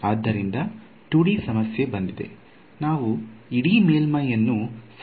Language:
Kannada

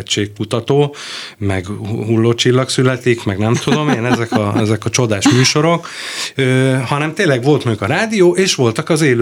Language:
Hungarian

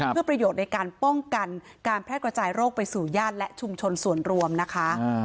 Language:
Thai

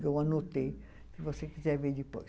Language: Portuguese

